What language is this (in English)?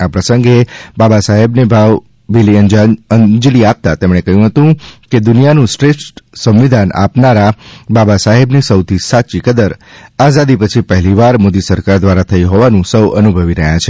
Gujarati